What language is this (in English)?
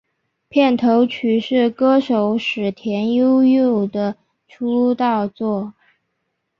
Chinese